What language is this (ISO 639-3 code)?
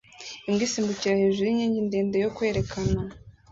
kin